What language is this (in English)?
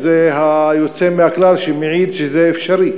Hebrew